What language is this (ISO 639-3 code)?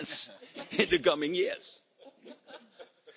eng